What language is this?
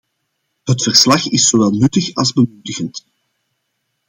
Dutch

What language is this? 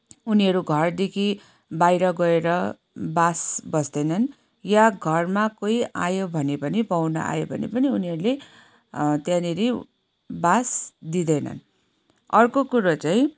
Nepali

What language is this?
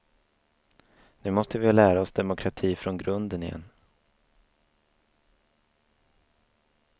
Swedish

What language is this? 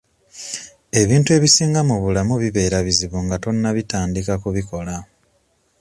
Ganda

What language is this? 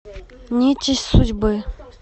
Russian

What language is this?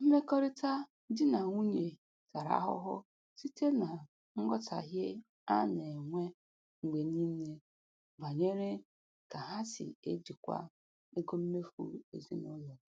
Igbo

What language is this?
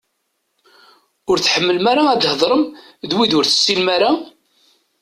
Kabyle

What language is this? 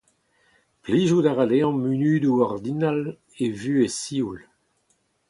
Breton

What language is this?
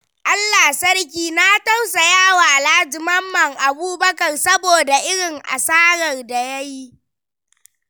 Hausa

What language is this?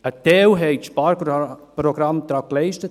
Swiss German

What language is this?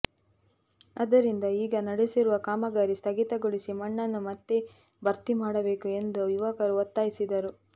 Kannada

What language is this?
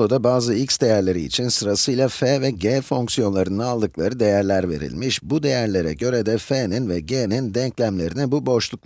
Turkish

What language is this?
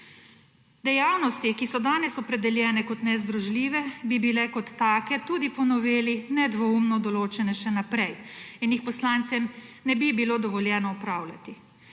Slovenian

